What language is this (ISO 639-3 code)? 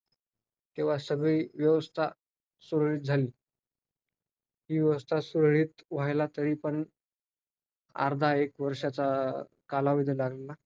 mar